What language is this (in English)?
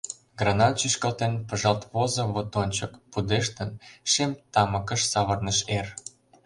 Mari